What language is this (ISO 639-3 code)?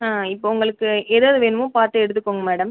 tam